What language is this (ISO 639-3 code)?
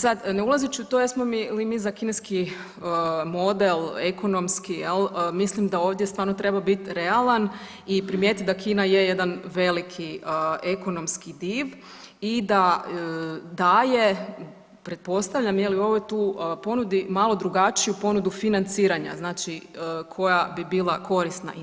hrv